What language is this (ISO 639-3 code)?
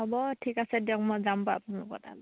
asm